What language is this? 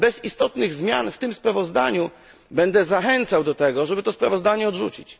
Polish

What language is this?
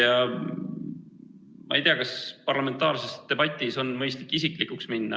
Estonian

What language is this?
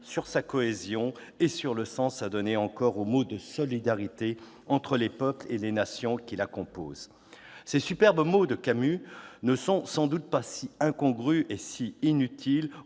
French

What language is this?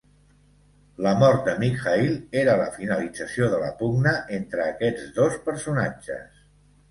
Catalan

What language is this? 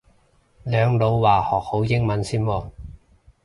Cantonese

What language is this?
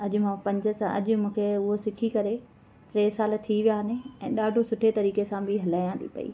Sindhi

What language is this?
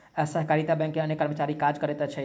Maithili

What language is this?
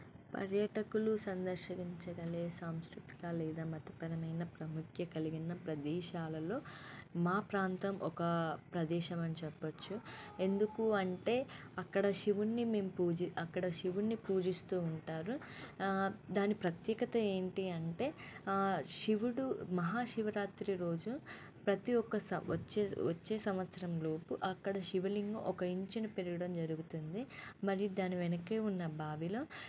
Telugu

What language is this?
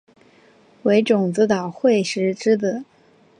Chinese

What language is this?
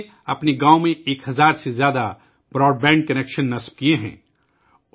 Urdu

